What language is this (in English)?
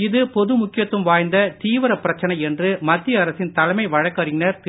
Tamil